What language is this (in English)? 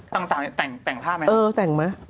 Thai